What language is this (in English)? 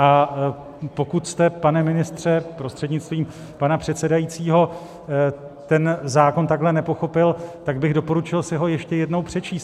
Czech